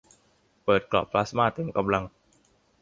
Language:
Thai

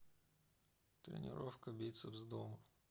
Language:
Russian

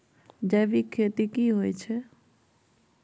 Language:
Maithili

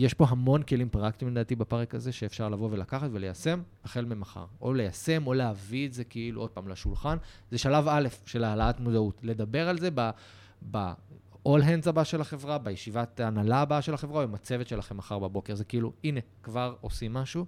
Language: Hebrew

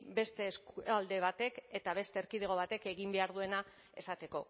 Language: Basque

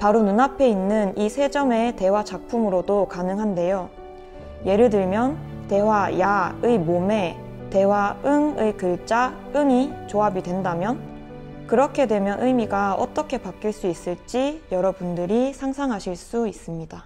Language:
Korean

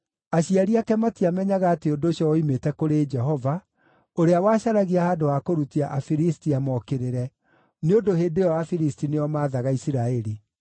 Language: Kikuyu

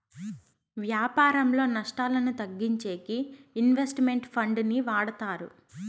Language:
Telugu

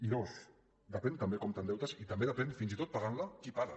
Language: Catalan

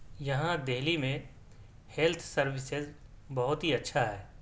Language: Urdu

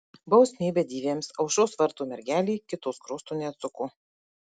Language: Lithuanian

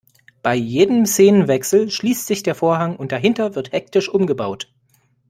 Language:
German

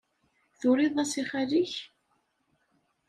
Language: Kabyle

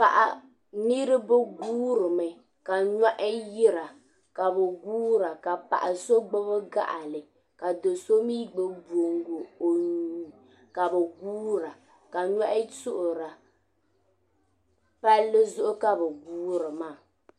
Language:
Dagbani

